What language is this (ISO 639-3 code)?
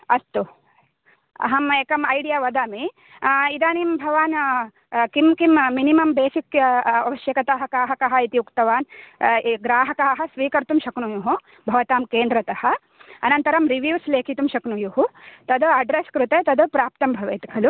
san